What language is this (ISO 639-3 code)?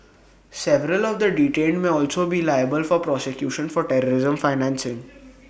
eng